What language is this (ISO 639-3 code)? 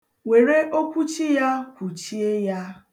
ibo